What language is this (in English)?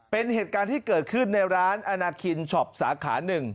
Thai